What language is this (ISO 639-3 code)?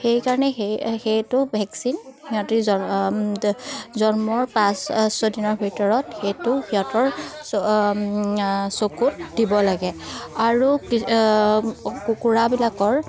asm